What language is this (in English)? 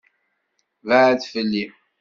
Kabyle